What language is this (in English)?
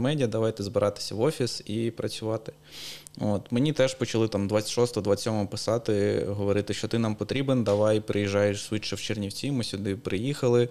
Ukrainian